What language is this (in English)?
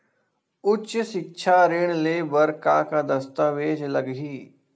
Chhattisgarhi